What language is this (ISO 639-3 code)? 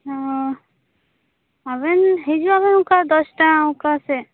sat